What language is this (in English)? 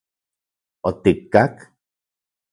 Central Puebla Nahuatl